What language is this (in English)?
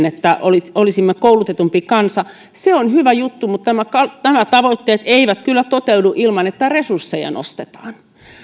Finnish